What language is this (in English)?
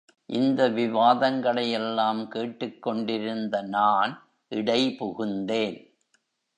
Tamil